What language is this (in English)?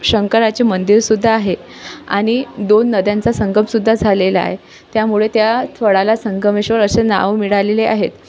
Marathi